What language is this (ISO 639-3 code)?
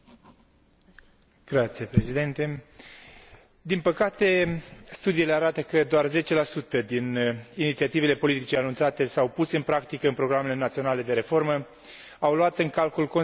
ron